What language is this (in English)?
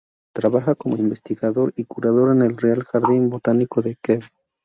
Spanish